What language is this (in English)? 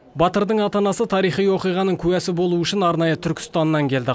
Kazakh